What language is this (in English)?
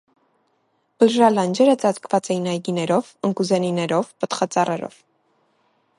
Armenian